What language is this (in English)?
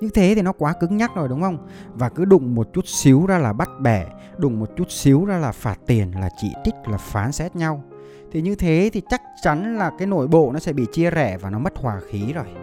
Vietnamese